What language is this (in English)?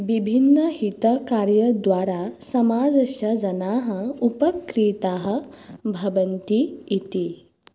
Sanskrit